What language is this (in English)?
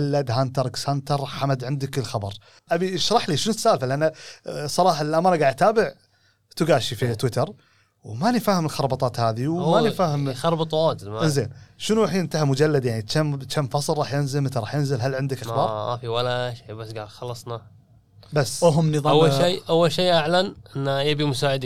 Arabic